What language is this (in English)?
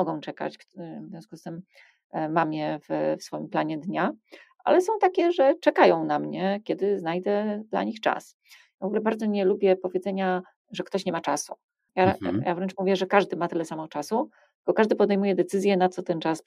Polish